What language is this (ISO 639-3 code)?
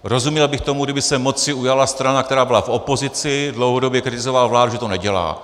ces